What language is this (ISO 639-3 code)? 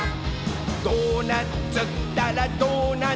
jpn